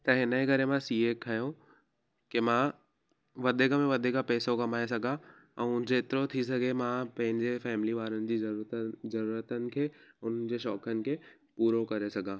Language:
Sindhi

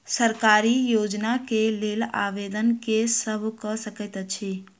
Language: Maithili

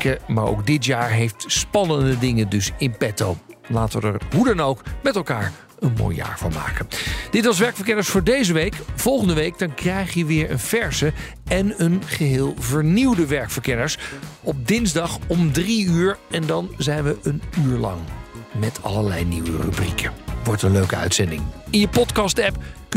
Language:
Dutch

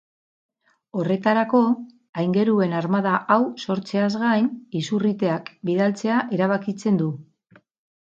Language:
Basque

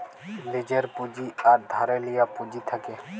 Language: Bangla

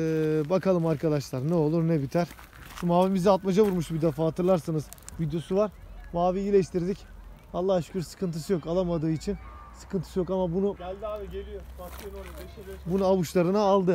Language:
Turkish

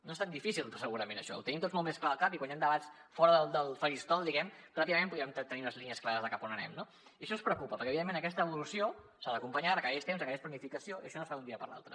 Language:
Catalan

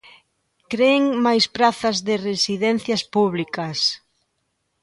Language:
Galician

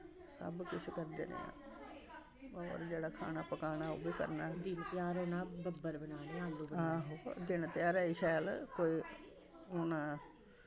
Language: Dogri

